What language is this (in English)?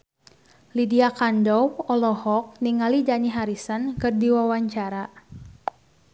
Sundanese